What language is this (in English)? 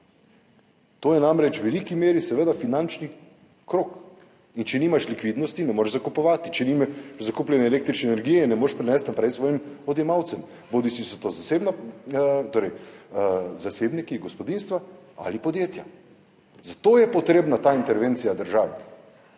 Slovenian